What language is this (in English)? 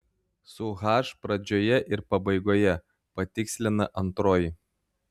Lithuanian